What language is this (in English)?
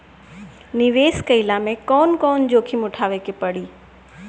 Bhojpuri